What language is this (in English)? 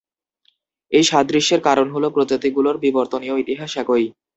Bangla